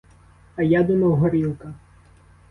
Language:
Ukrainian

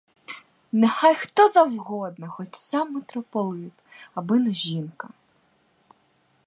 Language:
Ukrainian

